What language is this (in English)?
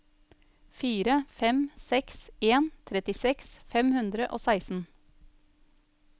Norwegian